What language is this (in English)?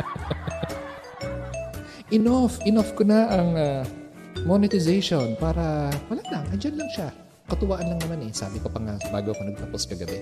Filipino